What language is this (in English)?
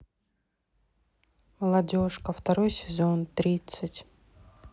Russian